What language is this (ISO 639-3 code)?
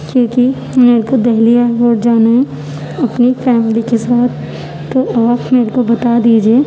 urd